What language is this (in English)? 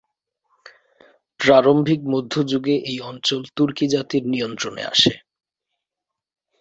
Bangla